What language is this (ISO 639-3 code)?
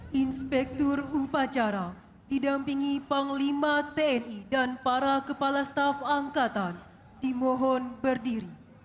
ind